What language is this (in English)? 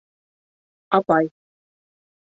Bashkir